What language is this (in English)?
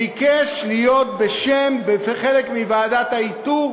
Hebrew